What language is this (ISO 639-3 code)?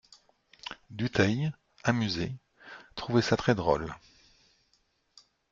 fra